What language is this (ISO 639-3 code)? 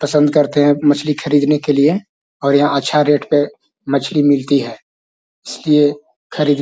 mag